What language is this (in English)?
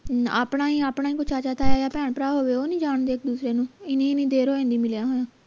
Punjabi